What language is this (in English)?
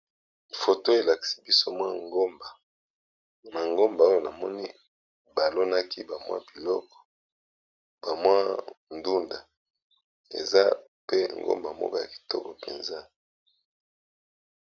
Lingala